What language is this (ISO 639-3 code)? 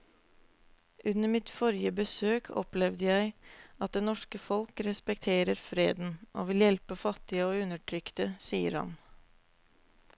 nor